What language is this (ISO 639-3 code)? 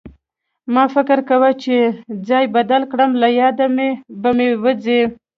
pus